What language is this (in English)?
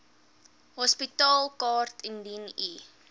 Afrikaans